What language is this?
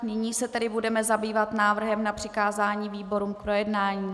Czech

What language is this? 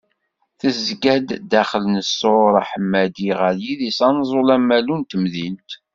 Kabyle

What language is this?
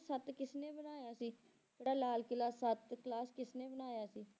Punjabi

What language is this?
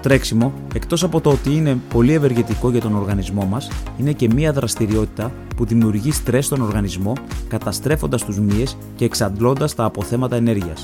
Greek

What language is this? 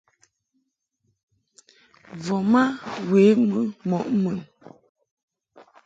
Mungaka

